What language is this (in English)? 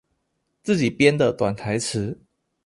Chinese